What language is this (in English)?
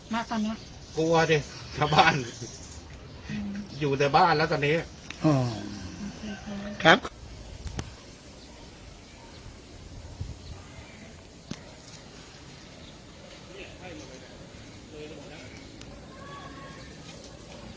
Thai